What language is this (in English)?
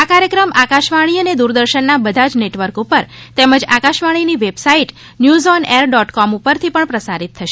Gujarati